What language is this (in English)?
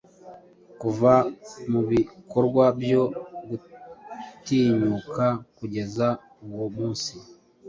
Kinyarwanda